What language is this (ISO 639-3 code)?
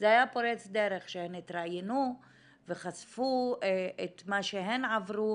heb